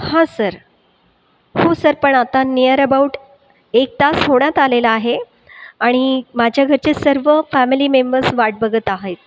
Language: Marathi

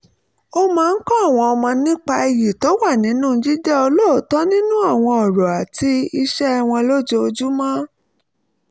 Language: Yoruba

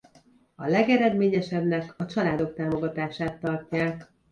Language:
Hungarian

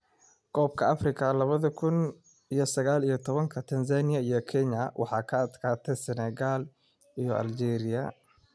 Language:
Somali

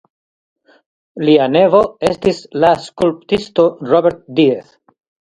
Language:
Esperanto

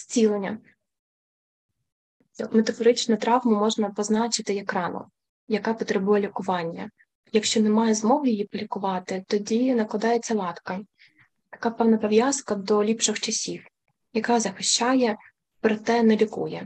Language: Ukrainian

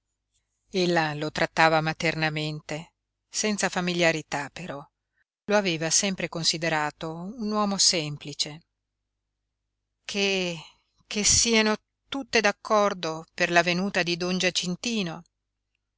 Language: Italian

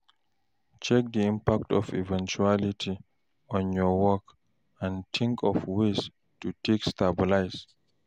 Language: Nigerian Pidgin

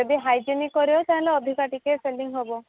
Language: Odia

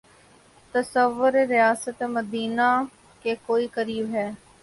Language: Urdu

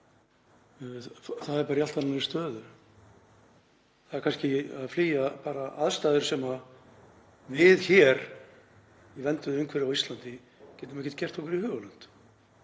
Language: Icelandic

